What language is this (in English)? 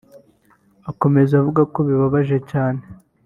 Kinyarwanda